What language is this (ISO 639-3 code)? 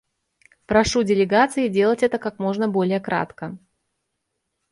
rus